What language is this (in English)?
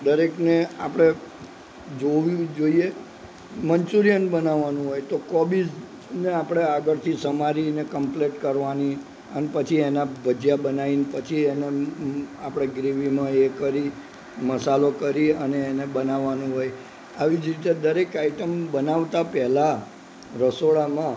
Gujarati